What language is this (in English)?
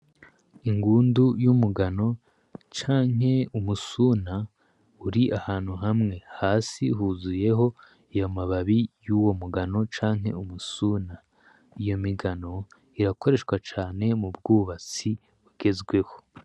Rundi